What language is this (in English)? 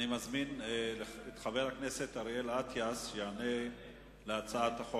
Hebrew